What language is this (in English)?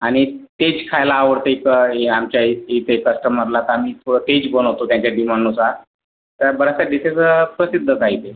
Marathi